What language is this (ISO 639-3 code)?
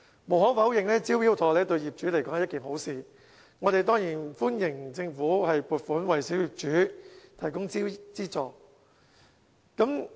yue